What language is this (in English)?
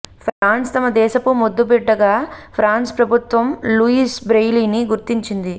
Telugu